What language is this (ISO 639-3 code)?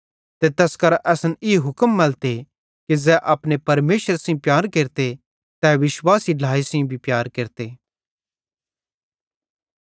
bhd